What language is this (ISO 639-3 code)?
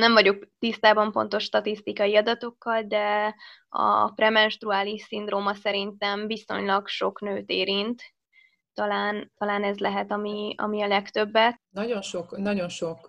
hun